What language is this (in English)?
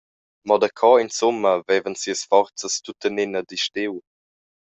Romansh